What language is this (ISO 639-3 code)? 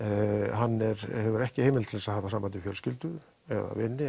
isl